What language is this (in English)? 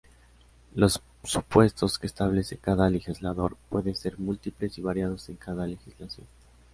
Spanish